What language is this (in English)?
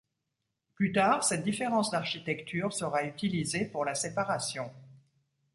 French